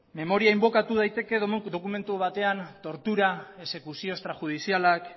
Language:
Basque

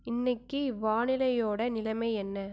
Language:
Tamil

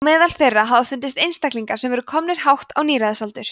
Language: Icelandic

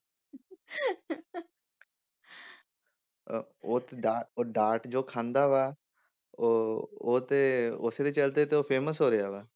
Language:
Punjabi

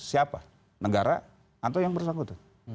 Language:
Indonesian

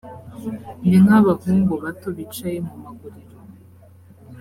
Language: Kinyarwanda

